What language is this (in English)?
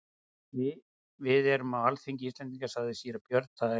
Icelandic